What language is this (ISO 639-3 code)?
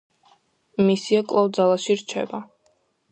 kat